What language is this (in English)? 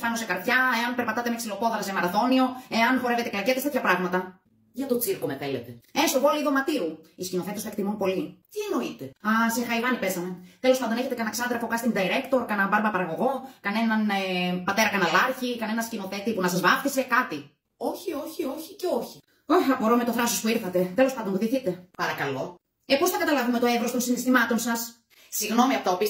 Greek